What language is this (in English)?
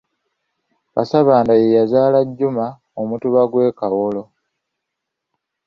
Ganda